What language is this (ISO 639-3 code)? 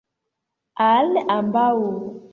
epo